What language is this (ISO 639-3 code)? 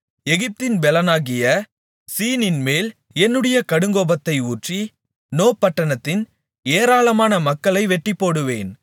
tam